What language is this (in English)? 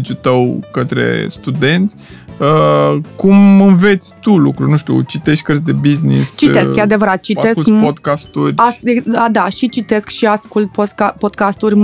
Romanian